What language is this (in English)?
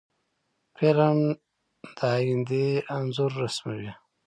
Pashto